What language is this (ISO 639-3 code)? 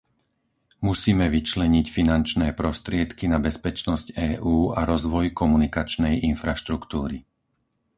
slk